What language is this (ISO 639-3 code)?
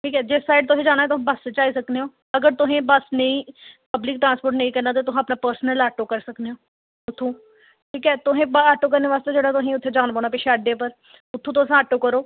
doi